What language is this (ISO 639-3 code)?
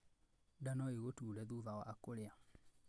kik